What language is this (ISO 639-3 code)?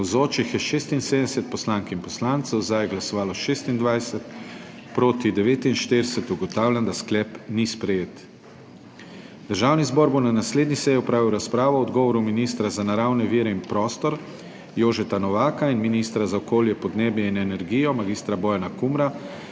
slv